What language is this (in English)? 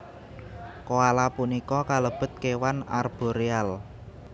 Javanese